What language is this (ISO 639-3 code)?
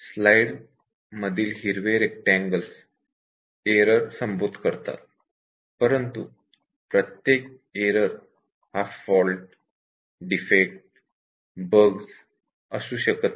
mar